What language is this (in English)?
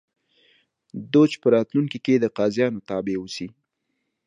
Pashto